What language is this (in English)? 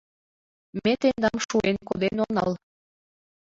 Mari